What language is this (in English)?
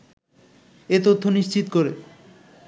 Bangla